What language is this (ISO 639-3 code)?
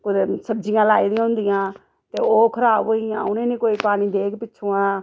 doi